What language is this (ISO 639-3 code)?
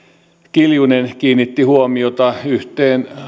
fin